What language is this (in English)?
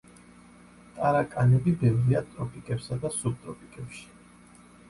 Georgian